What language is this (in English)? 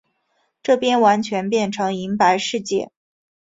Chinese